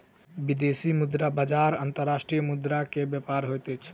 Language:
Maithili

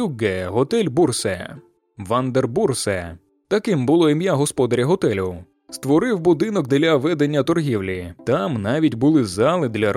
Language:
Ukrainian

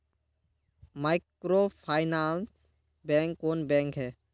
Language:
Magahi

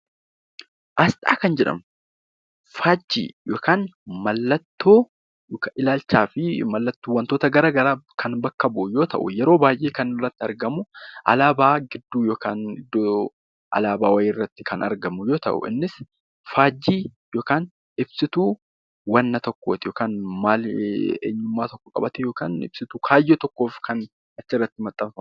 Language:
Oromo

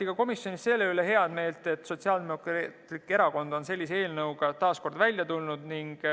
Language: Estonian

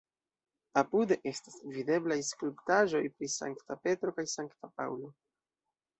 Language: Esperanto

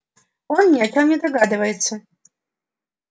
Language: Russian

